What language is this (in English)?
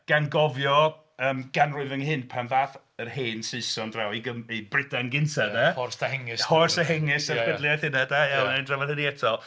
Welsh